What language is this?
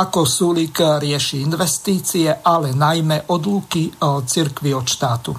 Slovak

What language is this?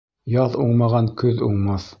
Bashkir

